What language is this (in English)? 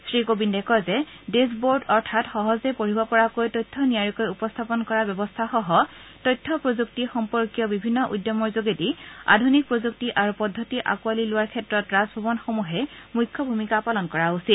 Assamese